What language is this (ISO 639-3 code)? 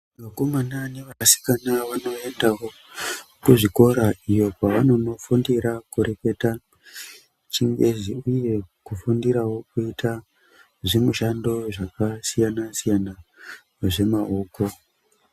ndc